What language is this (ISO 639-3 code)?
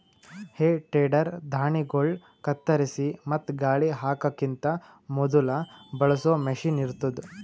kan